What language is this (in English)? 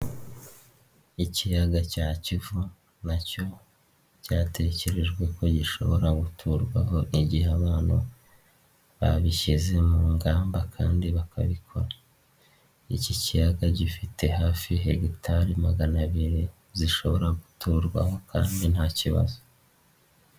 Kinyarwanda